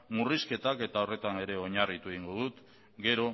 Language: Basque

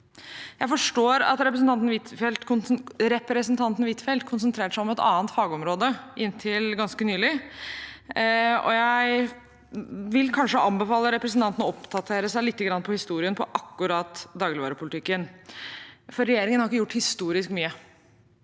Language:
Norwegian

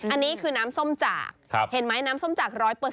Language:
Thai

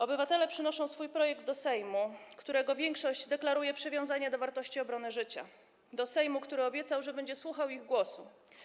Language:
Polish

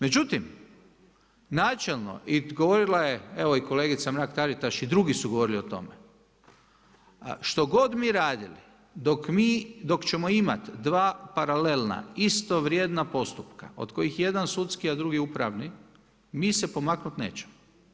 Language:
Croatian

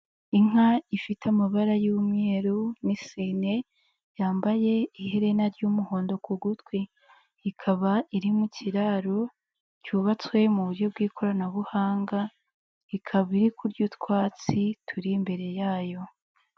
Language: Kinyarwanda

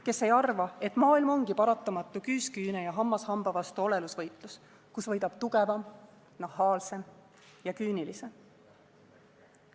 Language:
Estonian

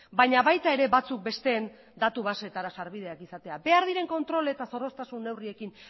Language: Basque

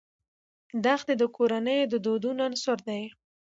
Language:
Pashto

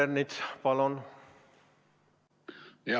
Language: Estonian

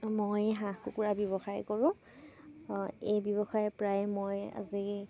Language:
Assamese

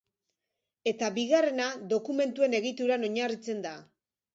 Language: Basque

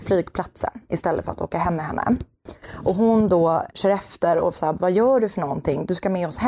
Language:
Swedish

